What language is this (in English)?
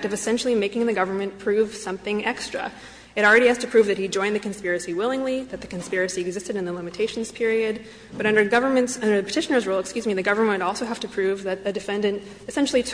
English